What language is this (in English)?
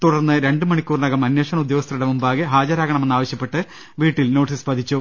Malayalam